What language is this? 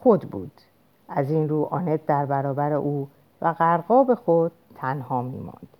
Persian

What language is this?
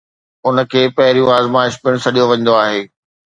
Sindhi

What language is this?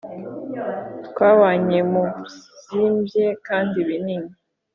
Kinyarwanda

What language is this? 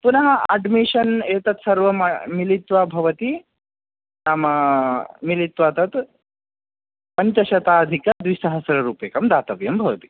Sanskrit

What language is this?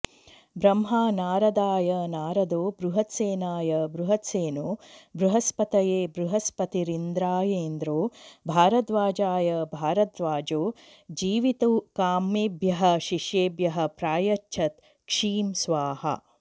Sanskrit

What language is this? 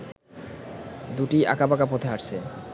Bangla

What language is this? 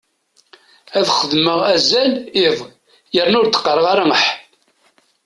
Kabyle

